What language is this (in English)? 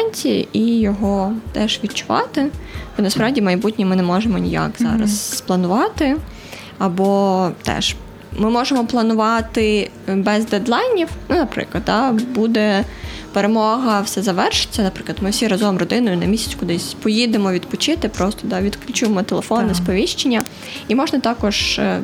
Ukrainian